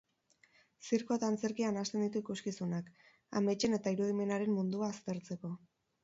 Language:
Basque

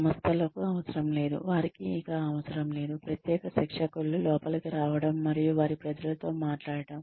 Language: Telugu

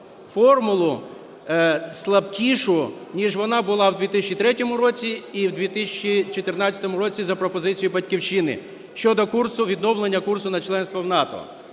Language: Ukrainian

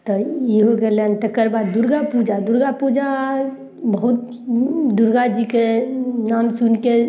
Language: Maithili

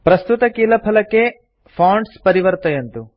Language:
Sanskrit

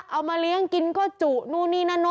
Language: Thai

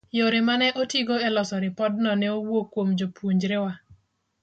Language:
Luo (Kenya and Tanzania)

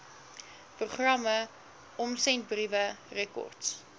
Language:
Afrikaans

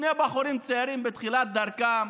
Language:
Hebrew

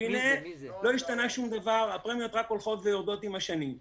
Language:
Hebrew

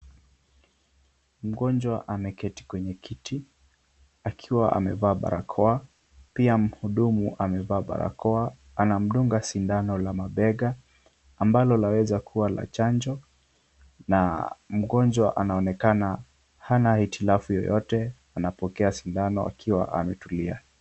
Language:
Swahili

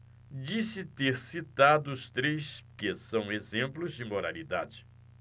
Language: Portuguese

